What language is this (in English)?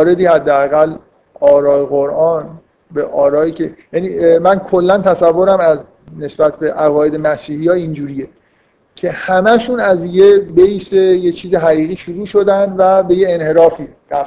Persian